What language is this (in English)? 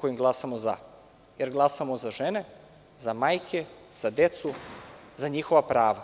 Serbian